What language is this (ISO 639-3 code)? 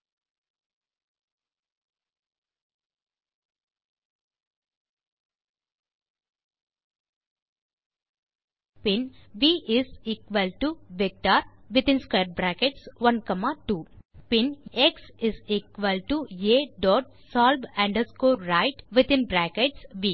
tam